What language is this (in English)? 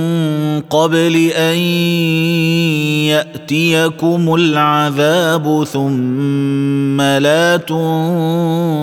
Arabic